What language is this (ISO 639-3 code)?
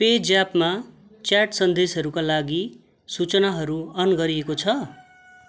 nep